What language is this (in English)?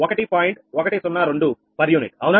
Telugu